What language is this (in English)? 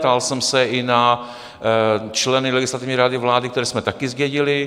Czech